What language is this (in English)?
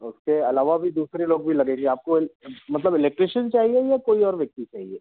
Hindi